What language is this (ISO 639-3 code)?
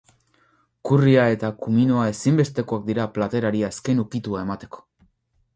eus